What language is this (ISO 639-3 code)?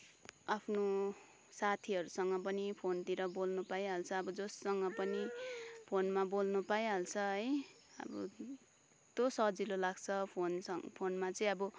nep